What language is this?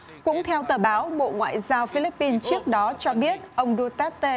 Vietnamese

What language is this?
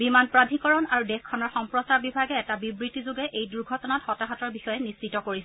Assamese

